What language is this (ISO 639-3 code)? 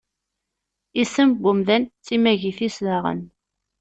kab